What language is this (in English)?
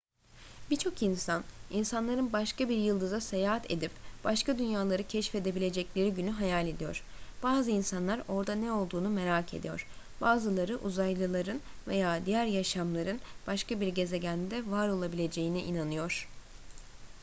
Turkish